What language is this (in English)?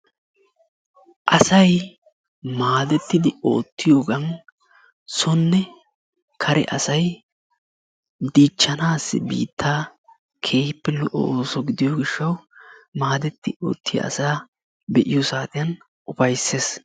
Wolaytta